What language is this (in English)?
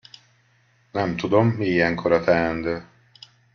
Hungarian